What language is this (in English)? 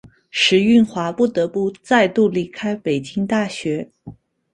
Chinese